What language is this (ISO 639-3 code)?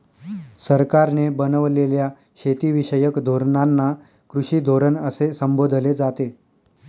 mar